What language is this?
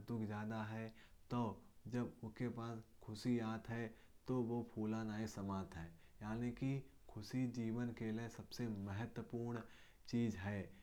Kanauji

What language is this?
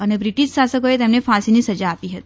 Gujarati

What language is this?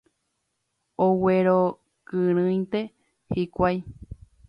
Guarani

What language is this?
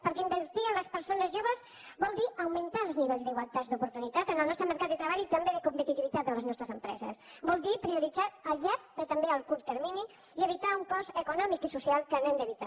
Catalan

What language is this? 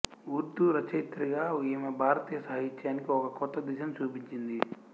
Telugu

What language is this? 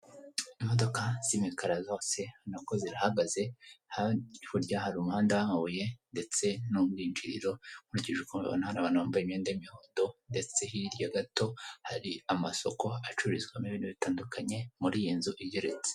Kinyarwanda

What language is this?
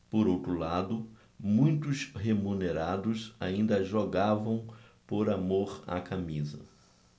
Portuguese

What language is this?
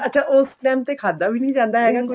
Punjabi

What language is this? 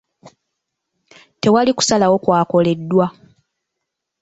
Ganda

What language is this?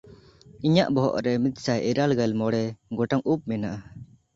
Santali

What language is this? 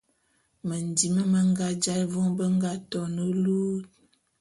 Bulu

